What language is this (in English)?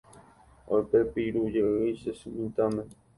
Guarani